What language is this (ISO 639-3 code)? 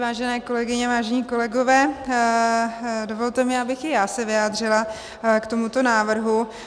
ces